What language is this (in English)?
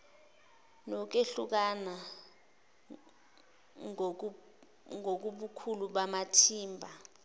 Zulu